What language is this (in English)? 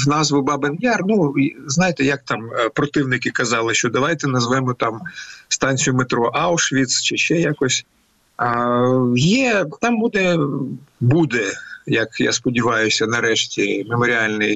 Ukrainian